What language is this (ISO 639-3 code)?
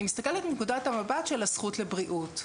heb